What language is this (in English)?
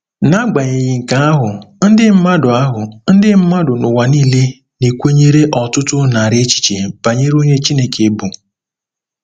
Igbo